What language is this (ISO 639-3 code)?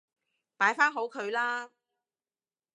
yue